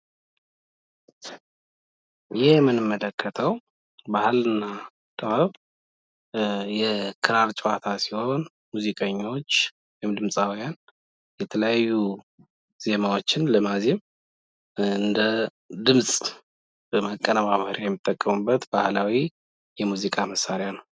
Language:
Amharic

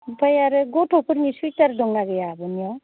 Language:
Bodo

